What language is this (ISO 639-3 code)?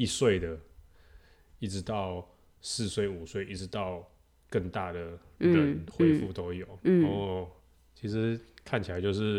zho